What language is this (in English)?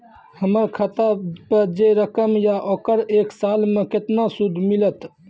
Maithili